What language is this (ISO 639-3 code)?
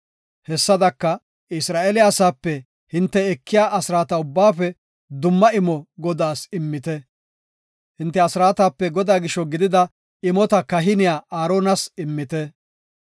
gof